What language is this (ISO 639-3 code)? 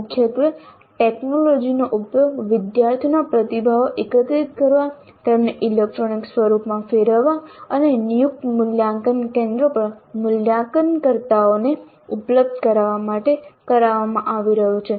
guj